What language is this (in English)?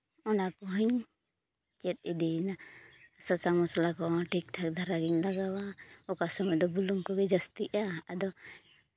Santali